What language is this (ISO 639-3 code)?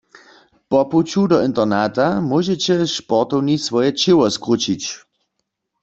hsb